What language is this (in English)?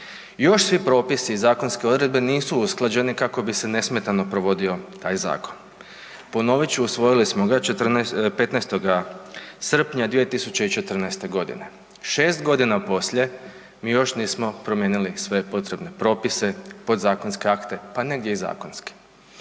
Croatian